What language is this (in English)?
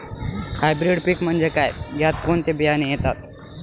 Marathi